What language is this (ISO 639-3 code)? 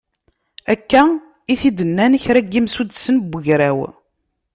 kab